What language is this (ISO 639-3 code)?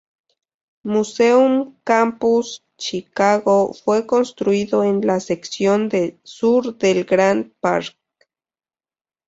spa